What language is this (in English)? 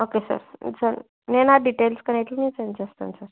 Telugu